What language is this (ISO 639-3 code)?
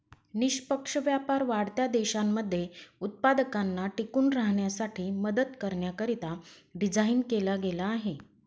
mar